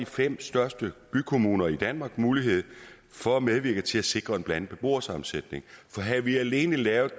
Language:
Danish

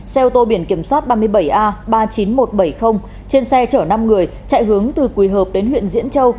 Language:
Vietnamese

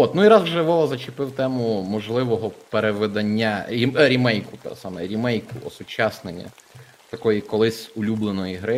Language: Ukrainian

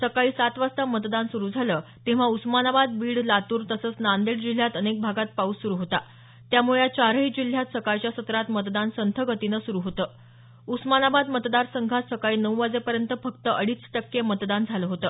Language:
Marathi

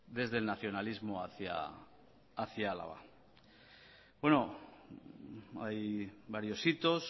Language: Spanish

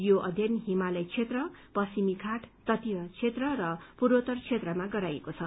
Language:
Nepali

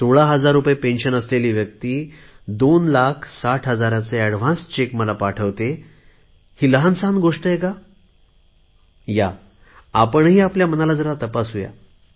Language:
Marathi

